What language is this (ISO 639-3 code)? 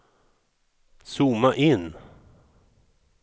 swe